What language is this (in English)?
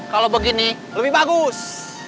Indonesian